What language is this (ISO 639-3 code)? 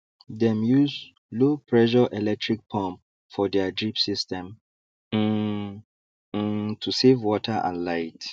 pcm